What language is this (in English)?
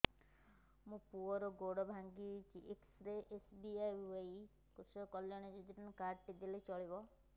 Odia